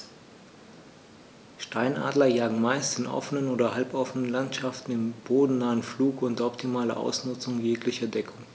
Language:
German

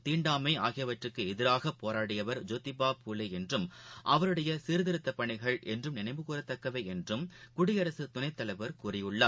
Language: Tamil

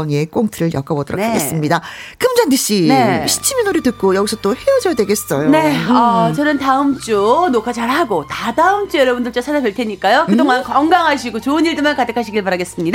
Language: Korean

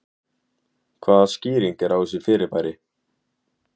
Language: Icelandic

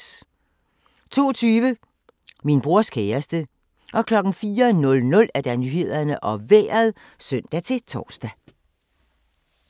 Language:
Danish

